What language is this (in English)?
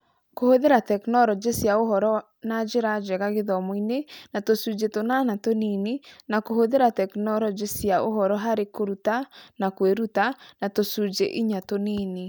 Kikuyu